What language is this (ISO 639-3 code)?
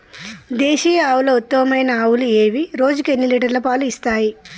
tel